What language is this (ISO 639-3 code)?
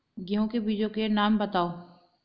hin